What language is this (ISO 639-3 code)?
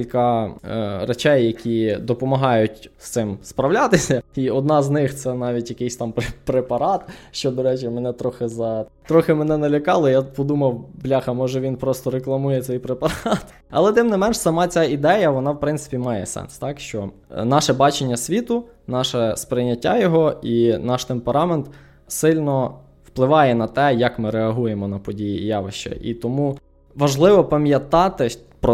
ukr